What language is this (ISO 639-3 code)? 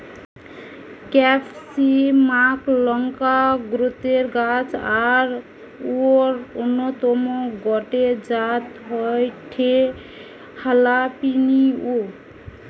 ben